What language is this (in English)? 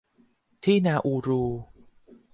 Thai